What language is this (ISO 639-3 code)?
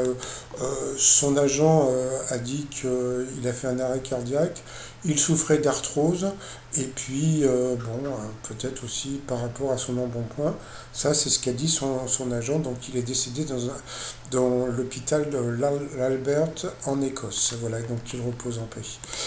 fra